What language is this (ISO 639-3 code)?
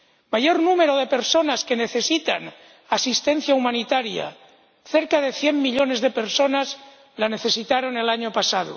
spa